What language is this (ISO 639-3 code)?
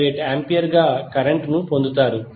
tel